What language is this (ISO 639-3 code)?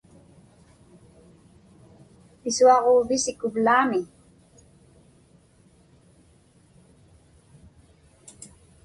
ipk